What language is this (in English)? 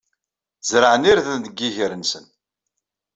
Kabyle